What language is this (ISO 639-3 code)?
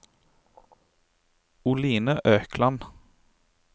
nor